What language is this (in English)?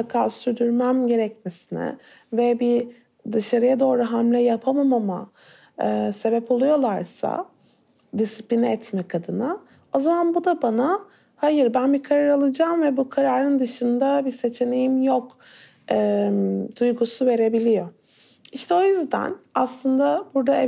Turkish